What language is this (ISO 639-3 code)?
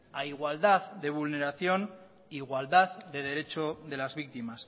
spa